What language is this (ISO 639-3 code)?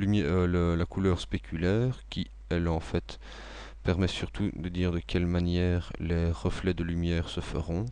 fra